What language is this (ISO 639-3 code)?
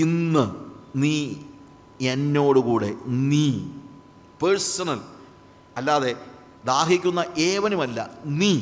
mal